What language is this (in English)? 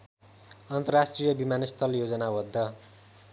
Nepali